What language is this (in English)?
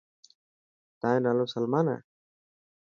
Dhatki